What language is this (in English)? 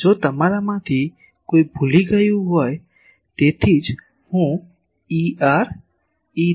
Gujarati